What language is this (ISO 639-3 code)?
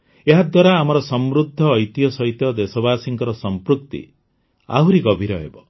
ori